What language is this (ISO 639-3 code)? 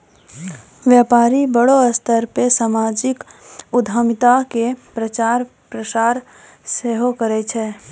mai